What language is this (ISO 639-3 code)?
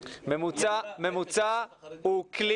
heb